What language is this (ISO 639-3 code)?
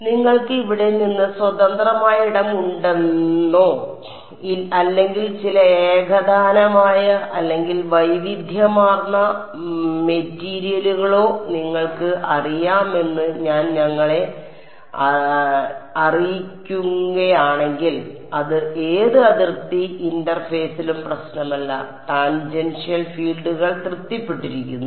mal